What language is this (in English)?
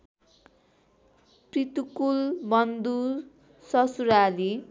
Nepali